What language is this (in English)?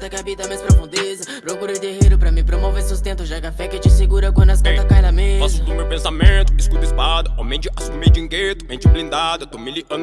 Portuguese